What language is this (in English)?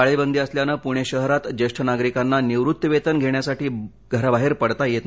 Marathi